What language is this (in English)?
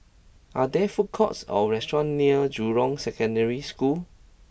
English